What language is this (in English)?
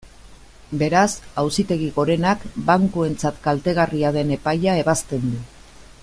Basque